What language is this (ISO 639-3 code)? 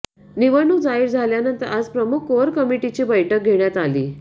mar